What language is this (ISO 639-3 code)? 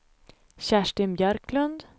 swe